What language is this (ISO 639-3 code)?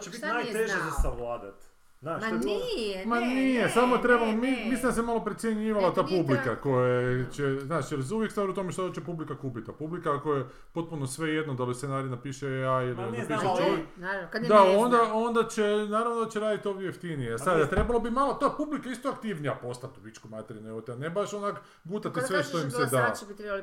hrv